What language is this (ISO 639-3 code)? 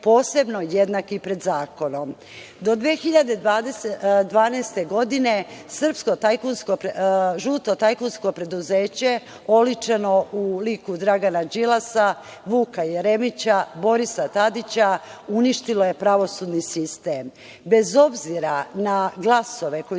srp